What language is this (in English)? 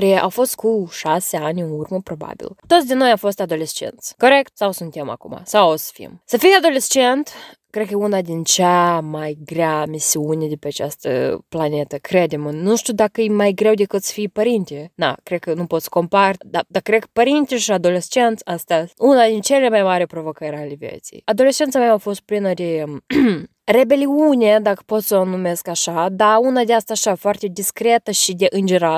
Romanian